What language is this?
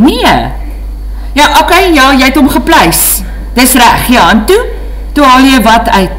Dutch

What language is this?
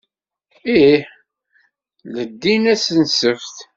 Kabyle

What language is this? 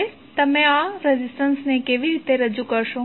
Gujarati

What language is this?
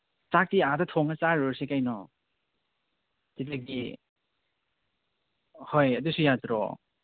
Manipuri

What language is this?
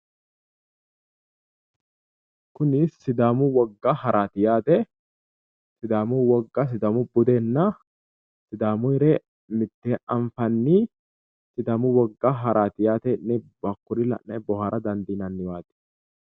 Sidamo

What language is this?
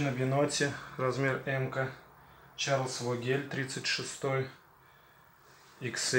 Russian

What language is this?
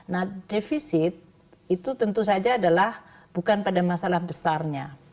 Indonesian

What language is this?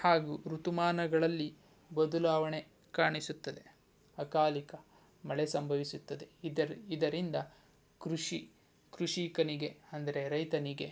Kannada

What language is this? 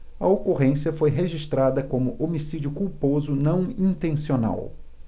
Portuguese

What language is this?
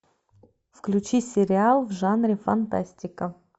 Russian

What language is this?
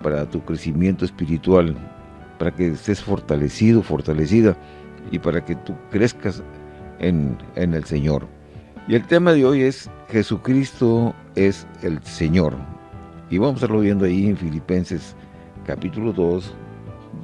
Spanish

